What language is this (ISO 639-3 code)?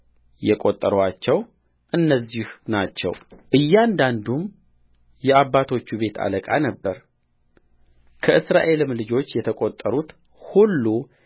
amh